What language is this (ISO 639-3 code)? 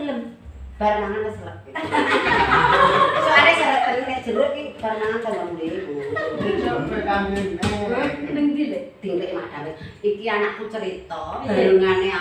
ind